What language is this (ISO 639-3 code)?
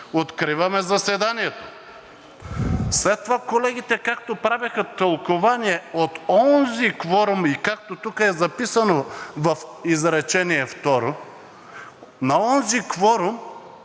bul